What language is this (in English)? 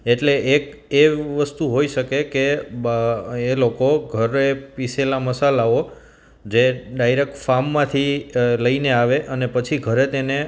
Gujarati